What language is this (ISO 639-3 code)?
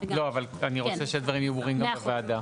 heb